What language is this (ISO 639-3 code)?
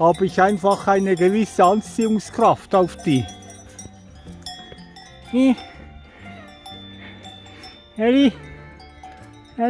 deu